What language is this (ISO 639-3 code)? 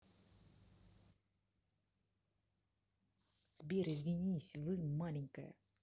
rus